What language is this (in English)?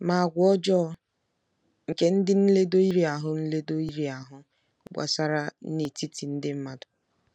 Igbo